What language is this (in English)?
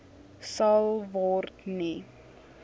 Afrikaans